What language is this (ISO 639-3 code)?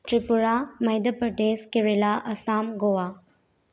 mni